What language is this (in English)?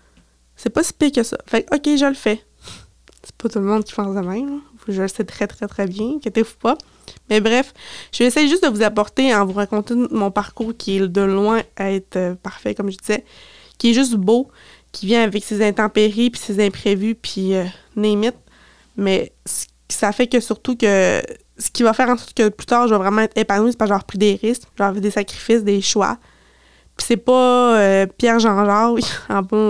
French